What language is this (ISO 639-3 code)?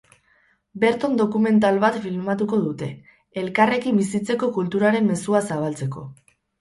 eus